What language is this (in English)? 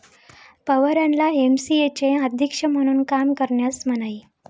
Marathi